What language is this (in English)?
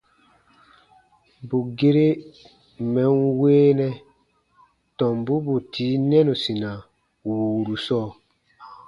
Baatonum